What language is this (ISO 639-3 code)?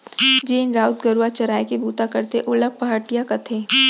hne